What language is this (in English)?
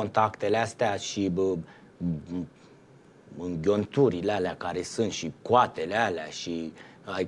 Romanian